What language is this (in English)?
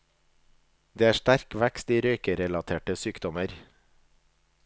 Norwegian